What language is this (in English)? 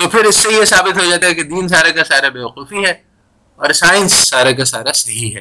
Urdu